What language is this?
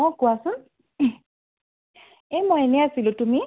Assamese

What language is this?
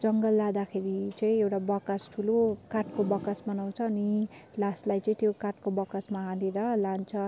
Nepali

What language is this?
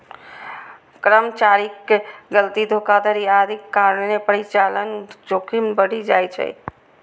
Maithili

